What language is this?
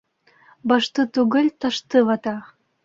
Bashkir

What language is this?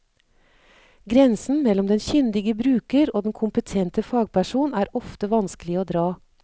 Norwegian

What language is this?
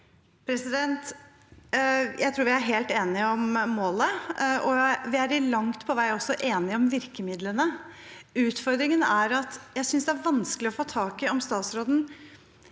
Norwegian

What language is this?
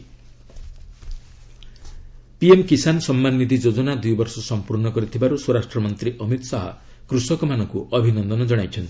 Odia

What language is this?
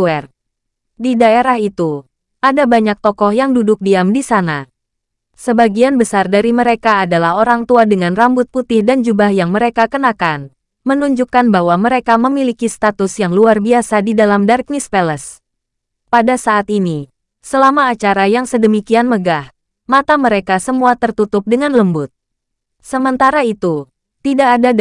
Indonesian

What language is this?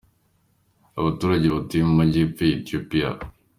Kinyarwanda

